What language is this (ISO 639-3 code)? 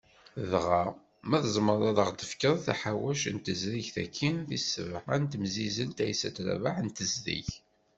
kab